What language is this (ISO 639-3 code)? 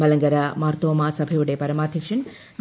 mal